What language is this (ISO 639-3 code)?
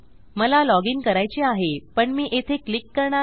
mar